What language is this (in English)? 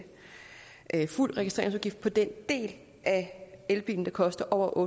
Danish